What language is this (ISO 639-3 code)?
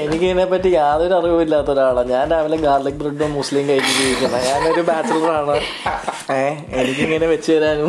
mal